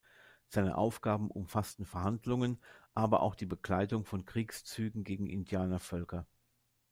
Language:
German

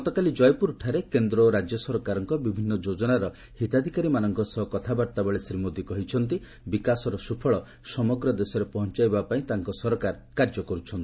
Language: Odia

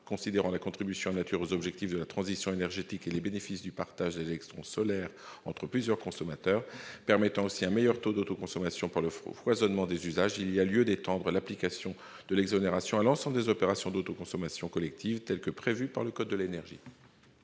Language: French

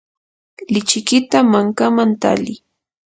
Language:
Yanahuanca Pasco Quechua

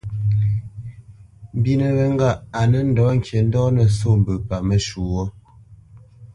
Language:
Bamenyam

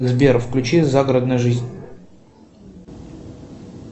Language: Russian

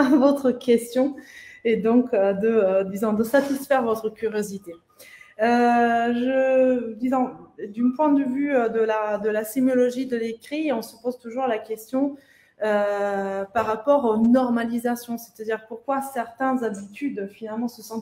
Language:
French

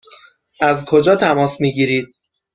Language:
Persian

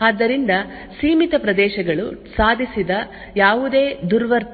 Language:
Kannada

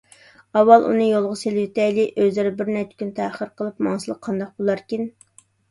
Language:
Uyghur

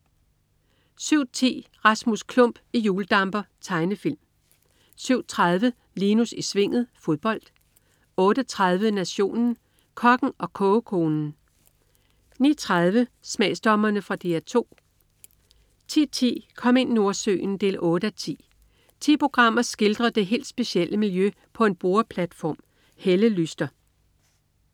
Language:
Danish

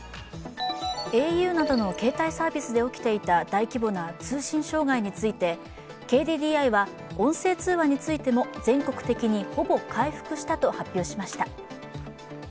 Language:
Japanese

